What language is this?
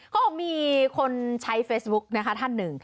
Thai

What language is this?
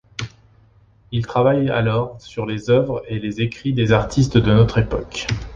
French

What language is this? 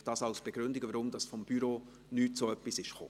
Swiss German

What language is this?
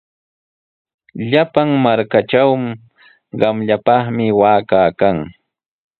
Sihuas Ancash Quechua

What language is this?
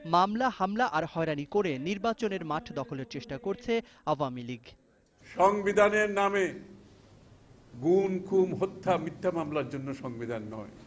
Bangla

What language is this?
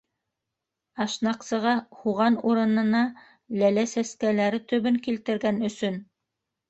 Bashkir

